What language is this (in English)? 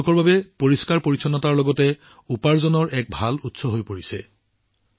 Assamese